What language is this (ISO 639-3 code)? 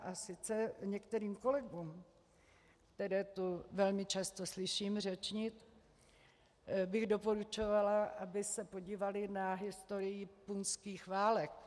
ces